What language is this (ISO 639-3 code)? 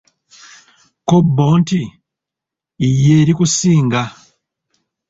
lug